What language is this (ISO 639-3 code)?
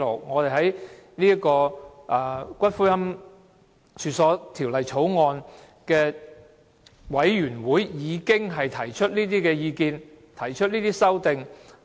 yue